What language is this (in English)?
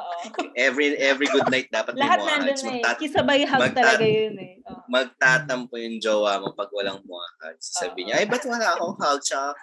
Filipino